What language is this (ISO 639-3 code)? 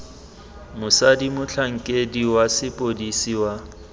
tsn